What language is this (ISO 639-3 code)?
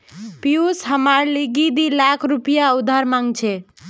mag